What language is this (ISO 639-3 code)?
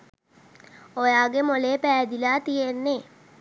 sin